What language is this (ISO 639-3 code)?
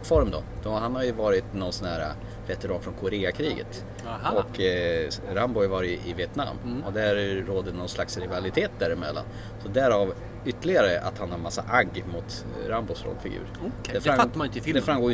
swe